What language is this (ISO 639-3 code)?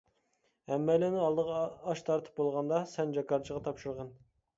uig